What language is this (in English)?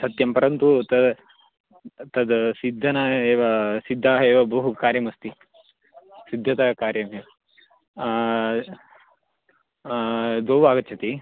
Sanskrit